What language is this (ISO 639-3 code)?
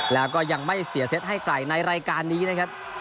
tha